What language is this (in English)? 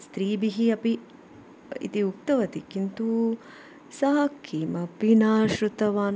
Sanskrit